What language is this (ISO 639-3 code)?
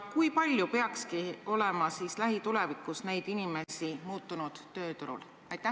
est